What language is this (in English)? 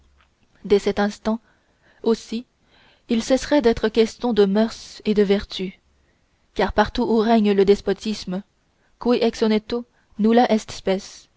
French